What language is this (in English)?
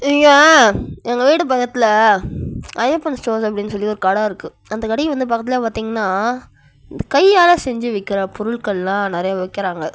Tamil